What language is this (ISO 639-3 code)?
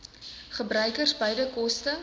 afr